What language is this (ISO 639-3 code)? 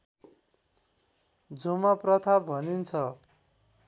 nep